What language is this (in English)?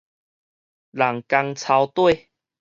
Min Nan Chinese